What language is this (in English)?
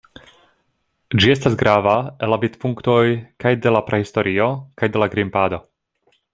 Esperanto